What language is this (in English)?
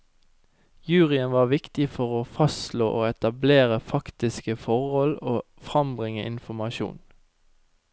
Norwegian